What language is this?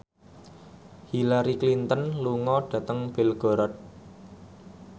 Javanese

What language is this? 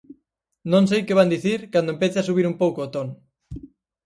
Galician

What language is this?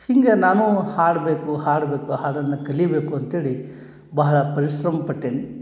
Kannada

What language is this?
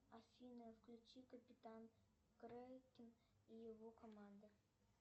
Russian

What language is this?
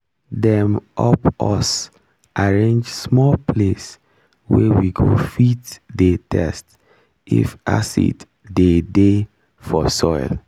Nigerian Pidgin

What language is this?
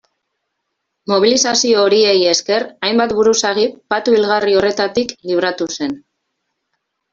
Basque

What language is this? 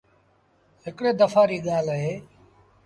Sindhi Bhil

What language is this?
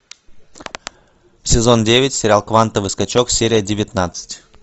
Russian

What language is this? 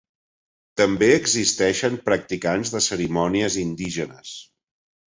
Catalan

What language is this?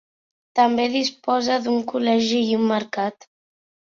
Catalan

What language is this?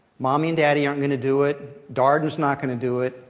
English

